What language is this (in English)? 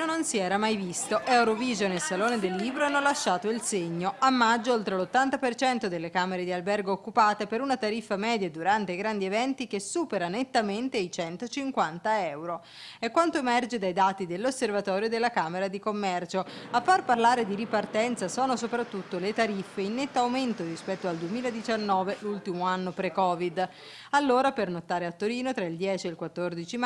Italian